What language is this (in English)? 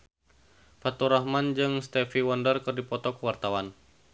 Sundanese